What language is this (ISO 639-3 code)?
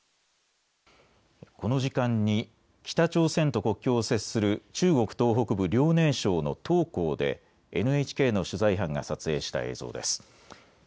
jpn